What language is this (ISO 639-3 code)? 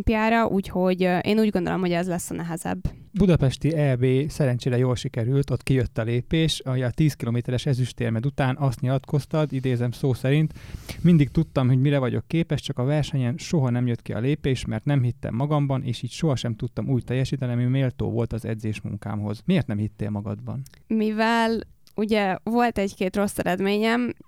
hun